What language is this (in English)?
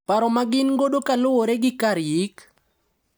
Luo (Kenya and Tanzania)